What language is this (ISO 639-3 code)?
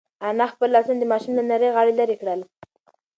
pus